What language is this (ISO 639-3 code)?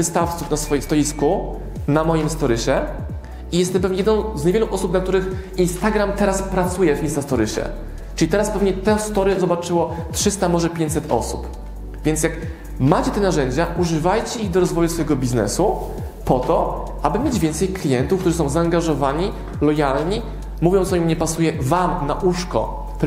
pol